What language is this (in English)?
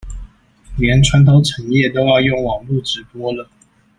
Chinese